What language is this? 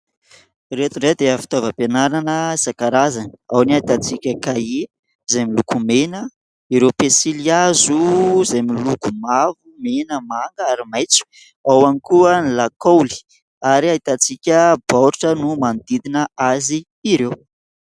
Malagasy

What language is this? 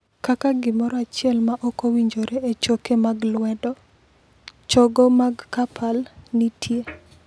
Luo (Kenya and Tanzania)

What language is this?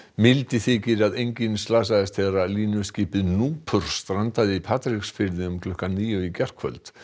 Icelandic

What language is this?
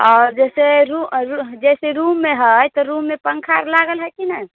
Maithili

